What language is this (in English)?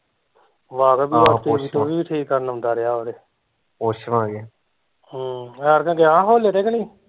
Punjabi